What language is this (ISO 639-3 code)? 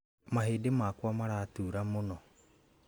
kik